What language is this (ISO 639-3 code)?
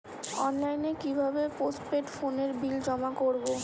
ben